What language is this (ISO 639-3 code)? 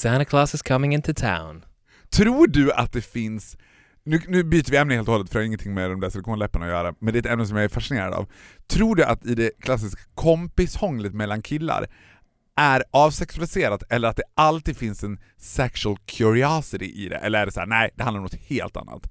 swe